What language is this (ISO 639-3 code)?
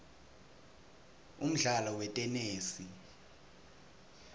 ssw